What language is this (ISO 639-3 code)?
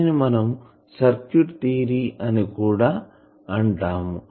tel